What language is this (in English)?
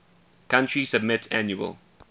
English